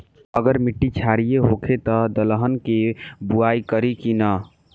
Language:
Bhojpuri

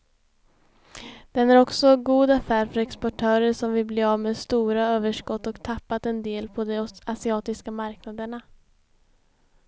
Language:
Swedish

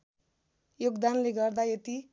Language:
Nepali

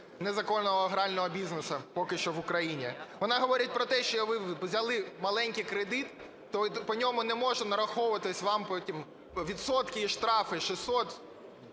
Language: Ukrainian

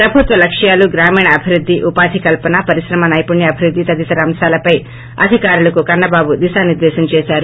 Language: Telugu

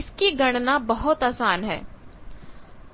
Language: Hindi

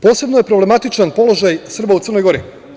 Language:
Serbian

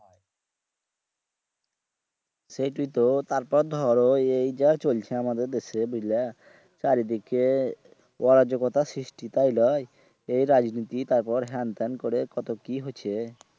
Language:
Bangla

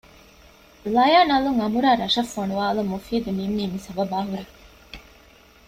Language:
Divehi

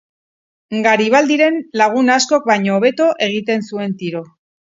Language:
Basque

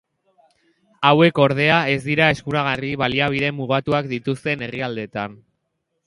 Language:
Basque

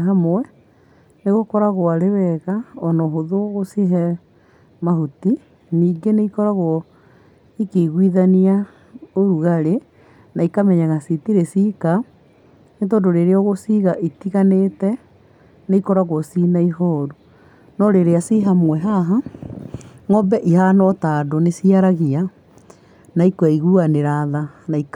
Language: Kikuyu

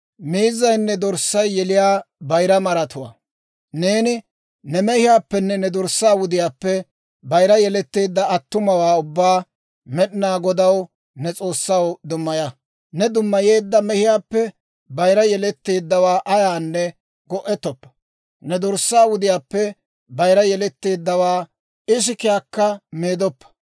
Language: Dawro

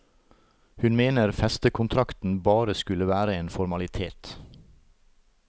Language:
Norwegian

